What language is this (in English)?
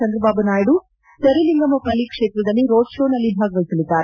Kannada